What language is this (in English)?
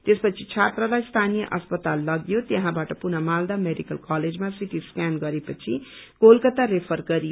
Nepali